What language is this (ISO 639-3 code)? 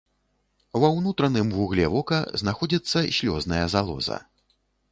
bel